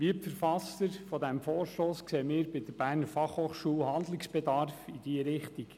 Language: Swiss German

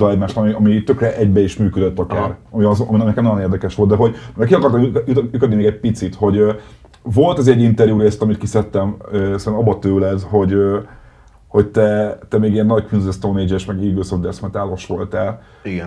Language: Hungarian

